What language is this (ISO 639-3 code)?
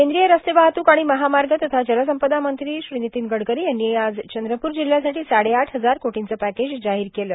mar